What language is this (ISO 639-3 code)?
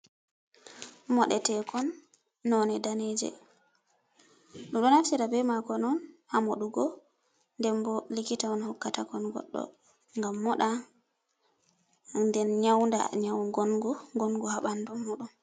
ful